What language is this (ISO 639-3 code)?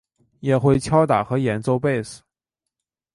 zho